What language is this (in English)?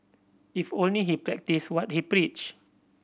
English